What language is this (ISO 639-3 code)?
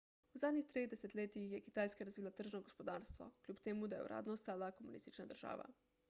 slv